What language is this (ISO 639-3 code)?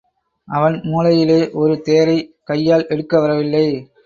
tam